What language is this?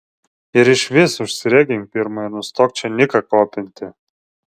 Lithuanian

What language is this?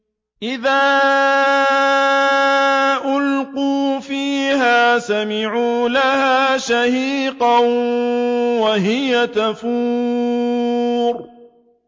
Arabic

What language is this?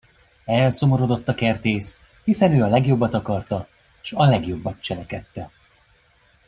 Hungarian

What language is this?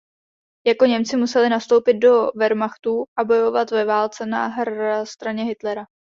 Czech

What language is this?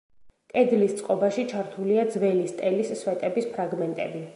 Georgian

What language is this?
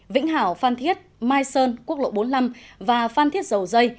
Vietnamese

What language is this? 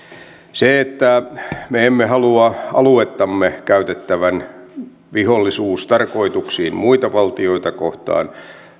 Finnish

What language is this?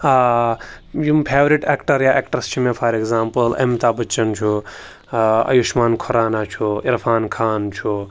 Kashmiri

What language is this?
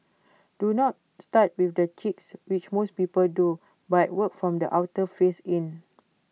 English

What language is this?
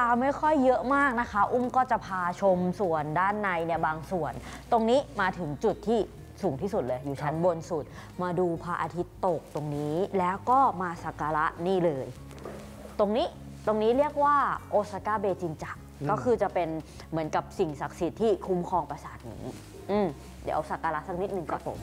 Thai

